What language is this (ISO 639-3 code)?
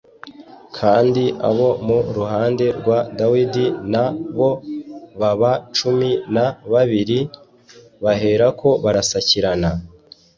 kin